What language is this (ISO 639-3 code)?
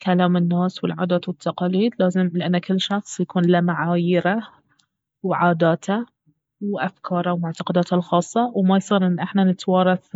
abv